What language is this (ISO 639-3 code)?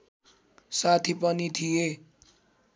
nep